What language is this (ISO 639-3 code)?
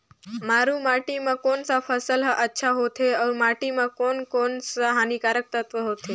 hne